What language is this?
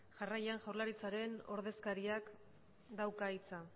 Basque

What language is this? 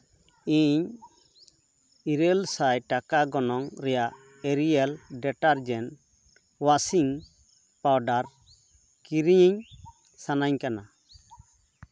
Santali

